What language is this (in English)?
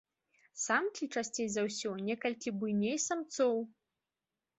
Belarusian